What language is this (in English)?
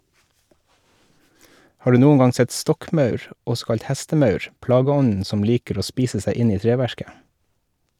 Norwegian